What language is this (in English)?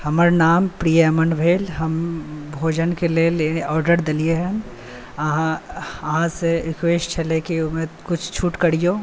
Maithili